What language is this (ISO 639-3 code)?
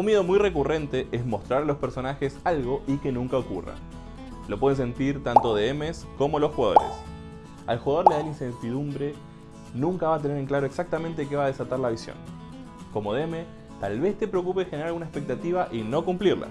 spa